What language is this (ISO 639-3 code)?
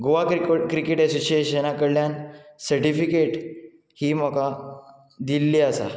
kok